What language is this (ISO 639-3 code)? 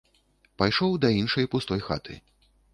bel